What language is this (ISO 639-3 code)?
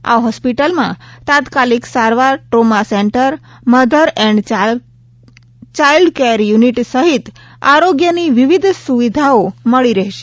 guj